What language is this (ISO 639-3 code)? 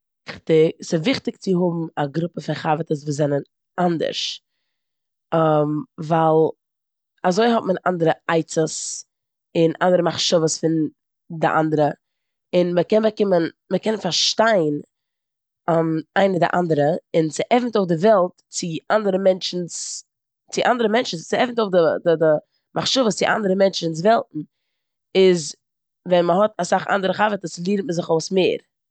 yid